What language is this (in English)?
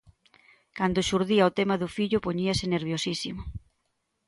Galician